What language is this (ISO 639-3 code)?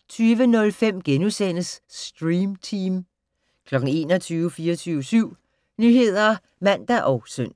dan